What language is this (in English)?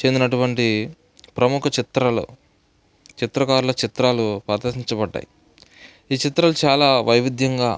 Telugu